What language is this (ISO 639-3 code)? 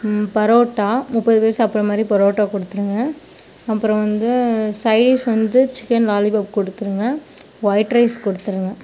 tam